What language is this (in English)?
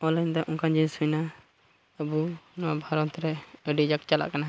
Santali